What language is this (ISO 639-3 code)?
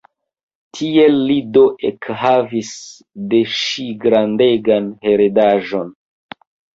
epo